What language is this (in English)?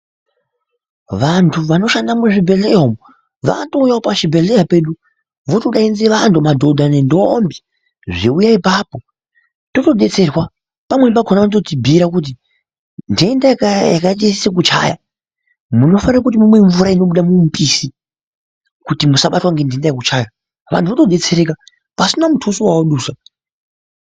Ndau